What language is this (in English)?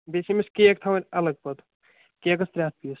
Kashmiri